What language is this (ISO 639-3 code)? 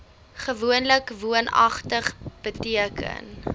afr